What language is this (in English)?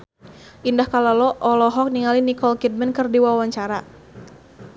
Sundanese